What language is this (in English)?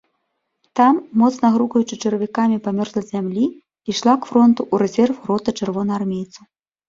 Belarusian